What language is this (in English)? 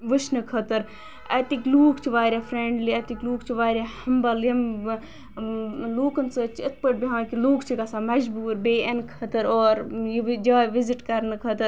Kashmiri